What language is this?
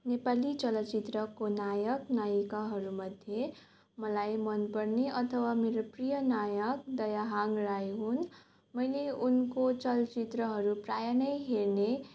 Nepali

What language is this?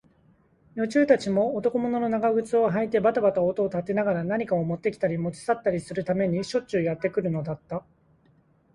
Japanese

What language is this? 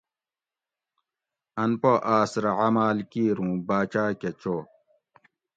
Gawri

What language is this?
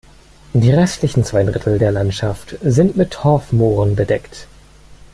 German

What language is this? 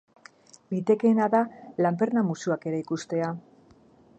Basque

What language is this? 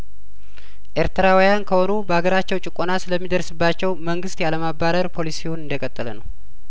Amharic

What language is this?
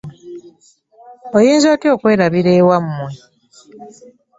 Ganda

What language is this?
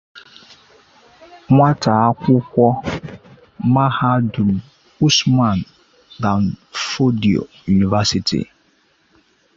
Igbo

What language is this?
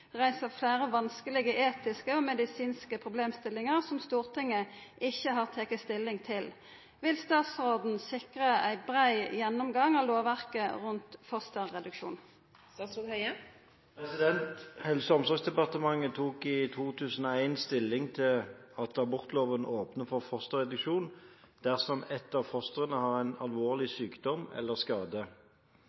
Norwegian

